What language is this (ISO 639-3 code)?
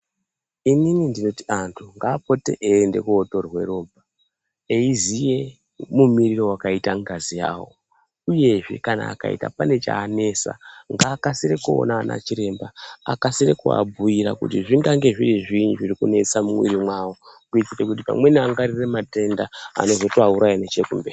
ndc